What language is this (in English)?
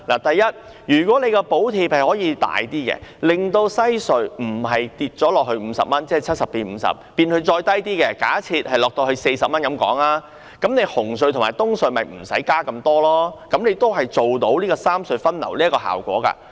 Cantonese